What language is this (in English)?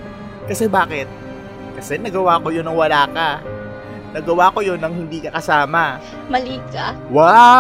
Filipino